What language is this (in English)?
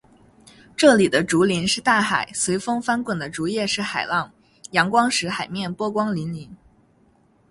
Chinese